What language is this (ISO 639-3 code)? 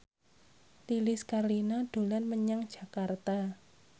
jav